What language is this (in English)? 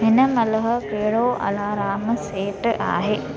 Sindhi